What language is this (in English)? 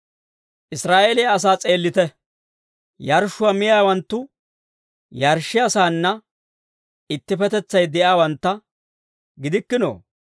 Dawro